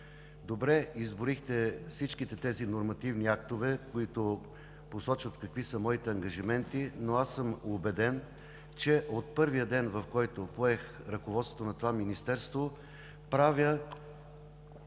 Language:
Bulgarian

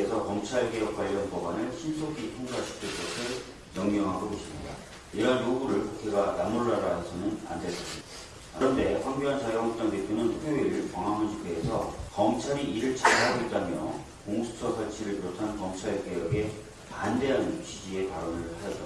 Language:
Korean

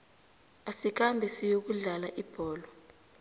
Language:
South Ndebele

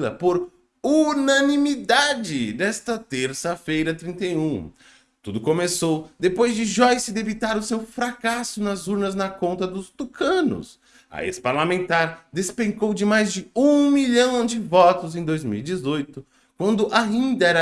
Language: Portuguese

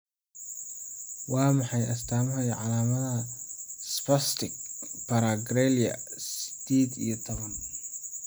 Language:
Somali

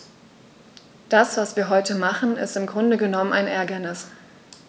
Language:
German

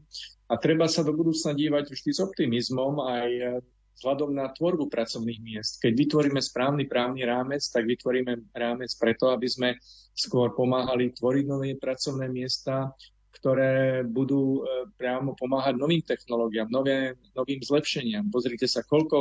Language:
Slovak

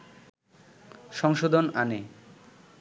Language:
Bangla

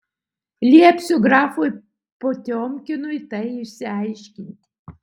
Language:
Lithuanian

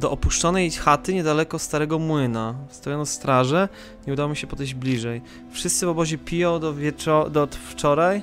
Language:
Polish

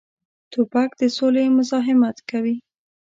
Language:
Pashto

